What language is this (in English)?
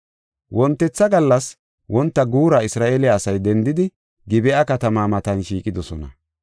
Gofa